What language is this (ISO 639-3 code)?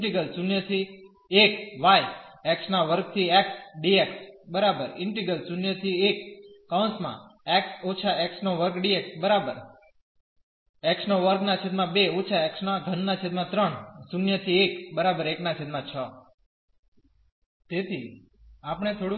guj